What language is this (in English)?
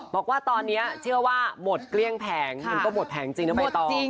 Thai